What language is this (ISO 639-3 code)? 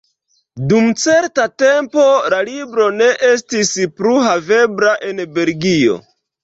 epo